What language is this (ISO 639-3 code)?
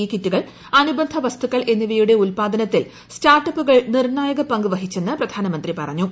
mal